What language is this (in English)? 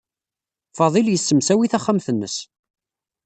Kabyle